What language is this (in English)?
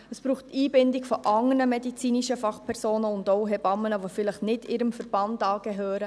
Swiss German